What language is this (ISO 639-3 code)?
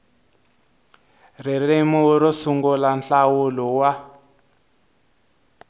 tso